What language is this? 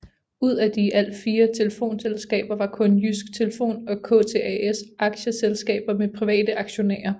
Danish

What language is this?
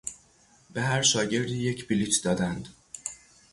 Persian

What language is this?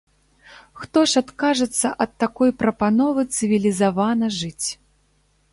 Belarusian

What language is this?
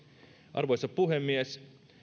Finnish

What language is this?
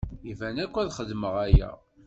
Kabyle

